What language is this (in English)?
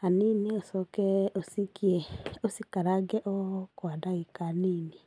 Kikuyu